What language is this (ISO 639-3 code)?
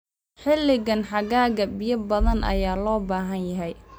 som